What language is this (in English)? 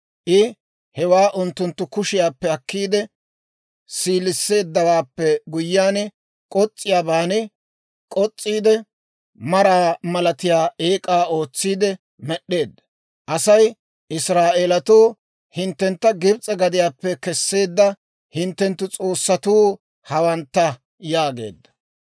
Dawro